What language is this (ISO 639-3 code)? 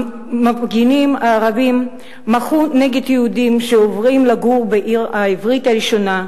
heb